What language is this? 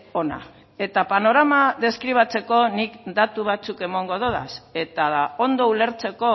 Basque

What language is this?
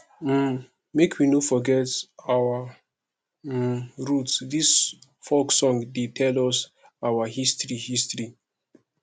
Nigerian Pidgin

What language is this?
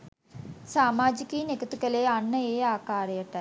Sinhala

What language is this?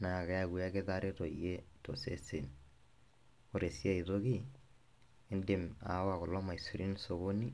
Masai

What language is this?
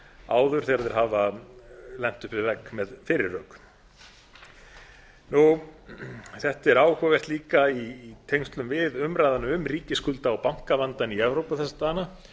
Icelandic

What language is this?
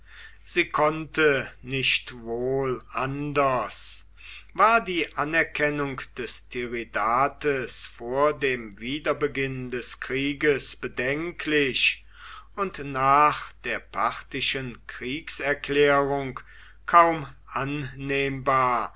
German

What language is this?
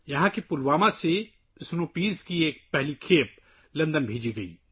Urdu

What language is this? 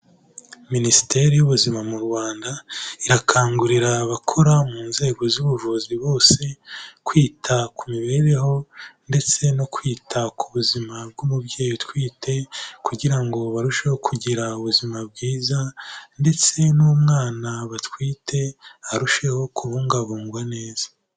Kinyarwanda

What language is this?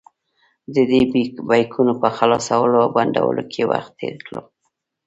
Pashto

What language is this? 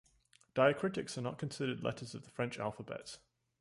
English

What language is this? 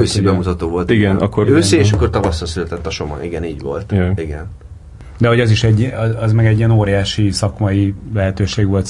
Hungarian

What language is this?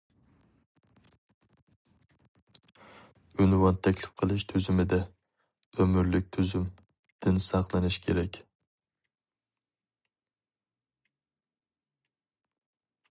Uyghur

